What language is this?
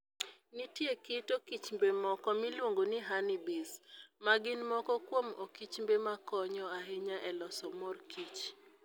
Luo (Kenya and Tanzania)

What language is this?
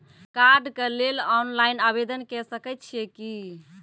Maithili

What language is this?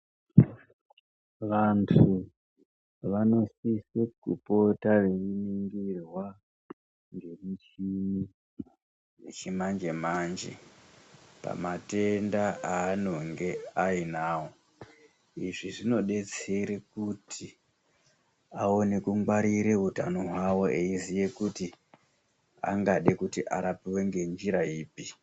Ndau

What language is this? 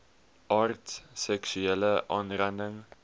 Afrikaans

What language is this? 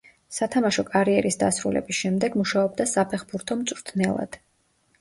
Georgian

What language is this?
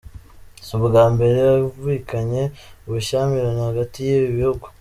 Kinyarwanda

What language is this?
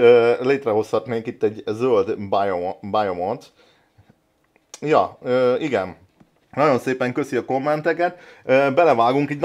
Hungarian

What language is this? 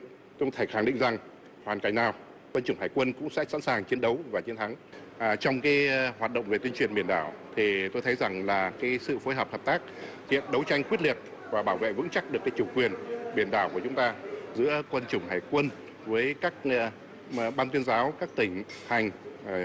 Vietnamese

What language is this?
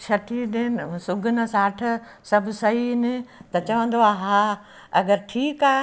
Sindhi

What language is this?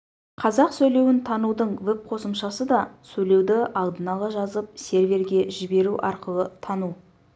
Kazakh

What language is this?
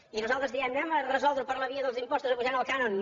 Catalan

